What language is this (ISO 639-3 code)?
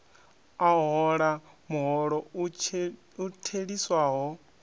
ven